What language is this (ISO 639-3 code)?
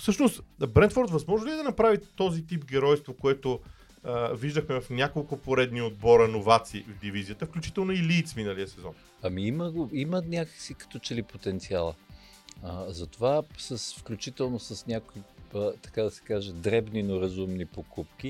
bul